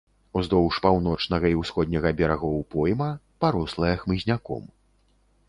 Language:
Belarusian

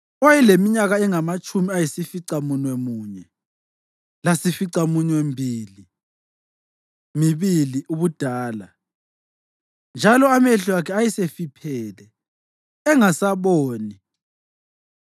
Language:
North Ndebele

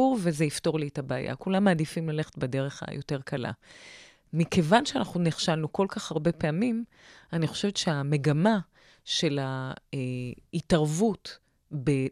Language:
Hebrew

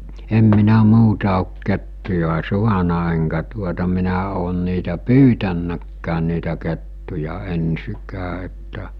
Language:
Finnish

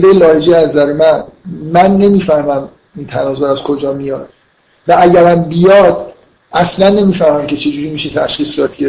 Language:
Persian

